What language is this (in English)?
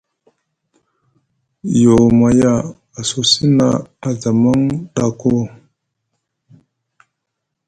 Musgu